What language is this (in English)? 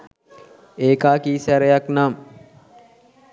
Sinhala